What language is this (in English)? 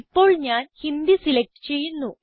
Malayalam